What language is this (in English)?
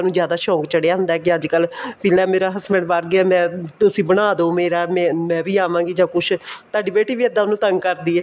Punjabi